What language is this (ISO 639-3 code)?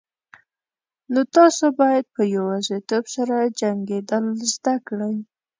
pus